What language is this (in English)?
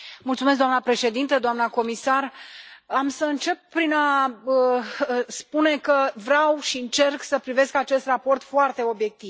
Romanian